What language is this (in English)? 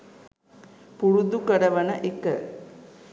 Sinhala